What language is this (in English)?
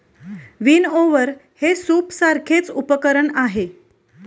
Marathi